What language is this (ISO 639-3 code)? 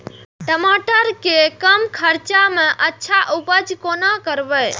mai